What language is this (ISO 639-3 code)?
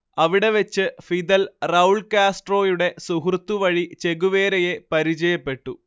mal